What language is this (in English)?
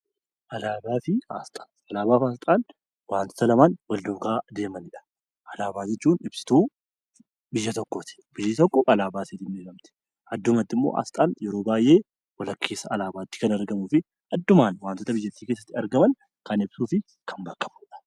Oromo